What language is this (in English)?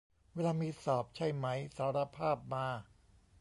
Thai